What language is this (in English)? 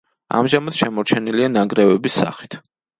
Georgian